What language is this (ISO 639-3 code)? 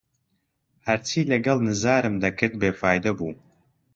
ckb